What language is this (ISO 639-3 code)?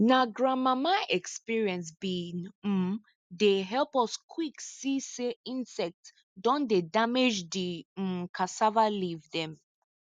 pcm